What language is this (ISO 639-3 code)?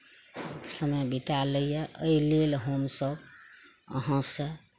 mai